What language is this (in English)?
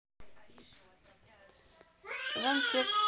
Russian